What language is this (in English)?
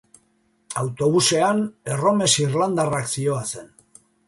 Basque